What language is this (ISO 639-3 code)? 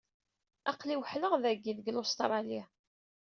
kab